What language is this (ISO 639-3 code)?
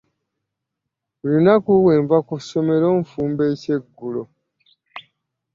lug